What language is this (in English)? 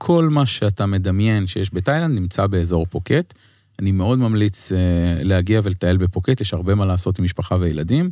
Hebrew